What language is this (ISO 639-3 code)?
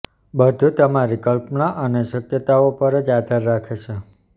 guj